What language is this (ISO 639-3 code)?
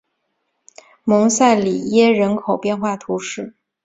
zho